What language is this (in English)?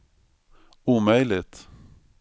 Swedish